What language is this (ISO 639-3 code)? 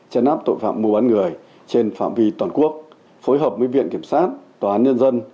vie